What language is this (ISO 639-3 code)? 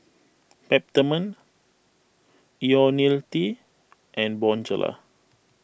eng